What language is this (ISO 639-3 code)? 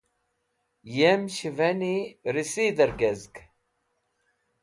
wbl